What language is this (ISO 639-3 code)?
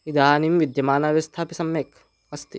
san